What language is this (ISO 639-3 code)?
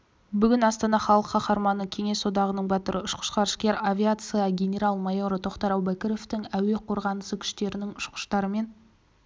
kaz